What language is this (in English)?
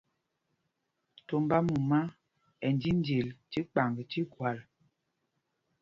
Mpumpong